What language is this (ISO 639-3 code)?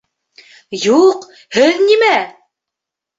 bak